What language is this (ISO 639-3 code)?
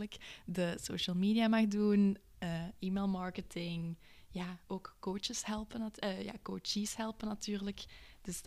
nld